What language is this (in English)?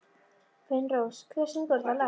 Icelandic